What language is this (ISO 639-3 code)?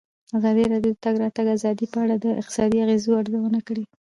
pus